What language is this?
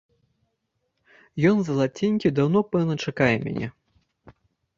Belarusian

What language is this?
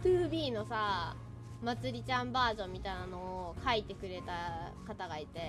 Japanese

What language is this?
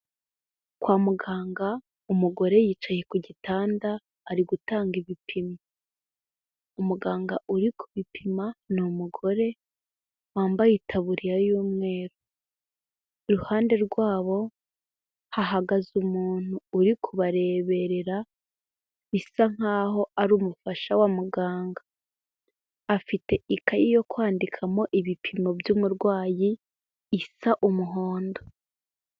Kinyarwanda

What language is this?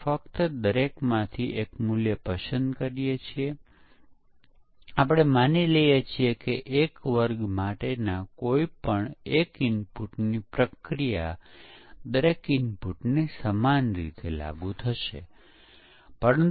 Gujarati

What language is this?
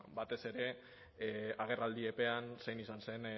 Basque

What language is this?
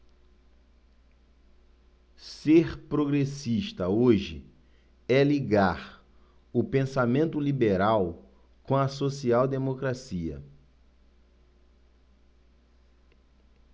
Portuguese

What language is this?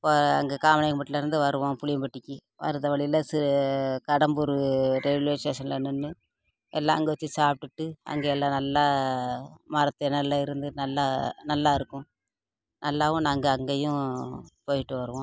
Tamil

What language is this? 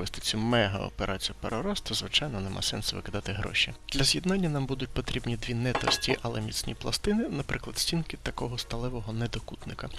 Ukrainian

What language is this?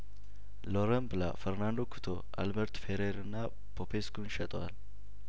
Amharic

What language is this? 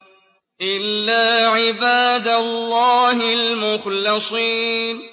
Arabic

